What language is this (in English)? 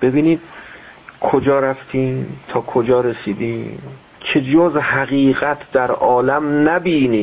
Persian